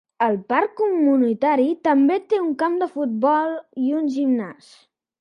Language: Catalan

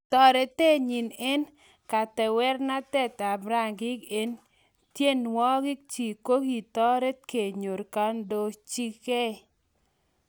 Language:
Kalenjin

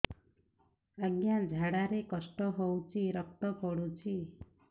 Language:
Odia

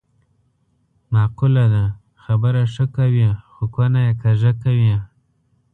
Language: Pashto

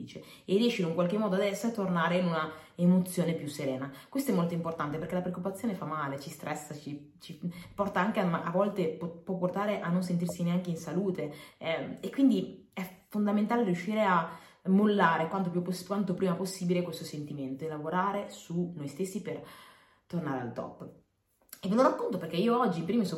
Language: Italian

